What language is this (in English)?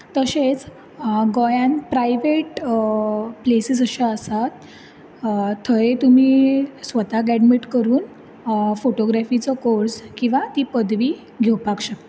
Konkani